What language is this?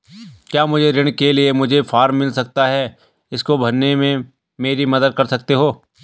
Hindi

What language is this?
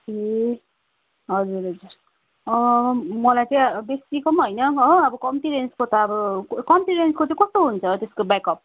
Nepali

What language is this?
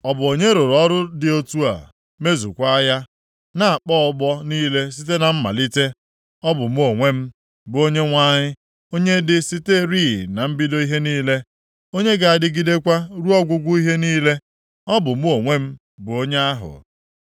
Igbo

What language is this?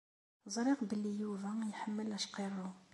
Kabyle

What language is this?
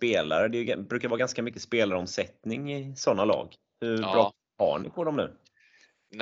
Swedish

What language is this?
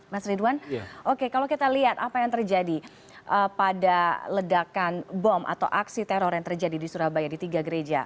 Indonesian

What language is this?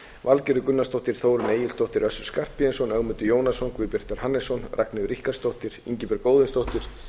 Icelandic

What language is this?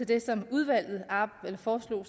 Danish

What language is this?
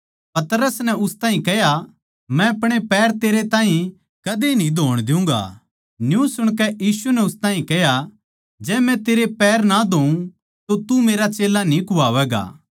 Haryanvi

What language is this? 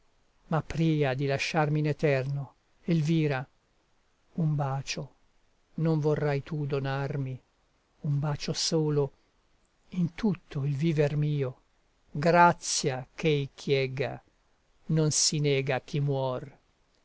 Italian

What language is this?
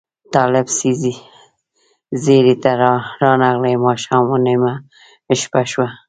Pashto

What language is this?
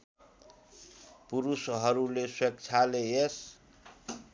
Nepali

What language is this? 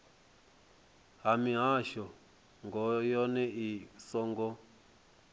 Venda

